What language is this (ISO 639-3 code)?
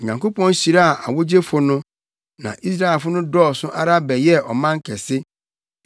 aka